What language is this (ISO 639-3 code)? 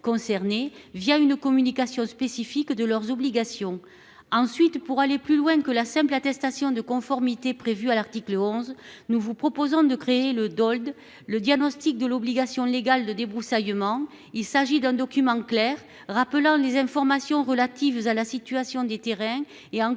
fra